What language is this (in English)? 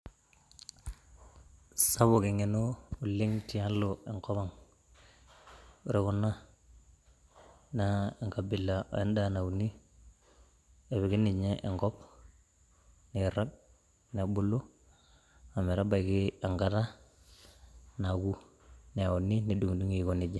Masai